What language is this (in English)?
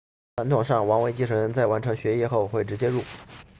Chinese